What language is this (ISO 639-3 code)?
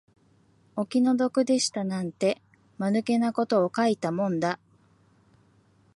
jpn